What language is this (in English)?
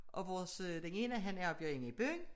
Danish